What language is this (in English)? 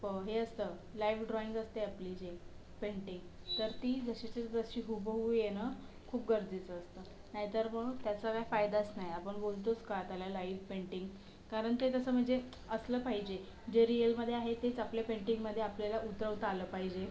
Marathi